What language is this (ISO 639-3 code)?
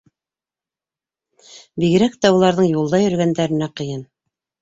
bak